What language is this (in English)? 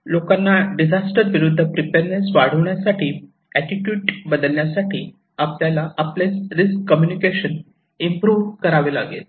Marathi